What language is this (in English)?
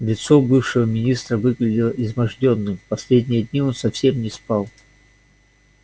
Russian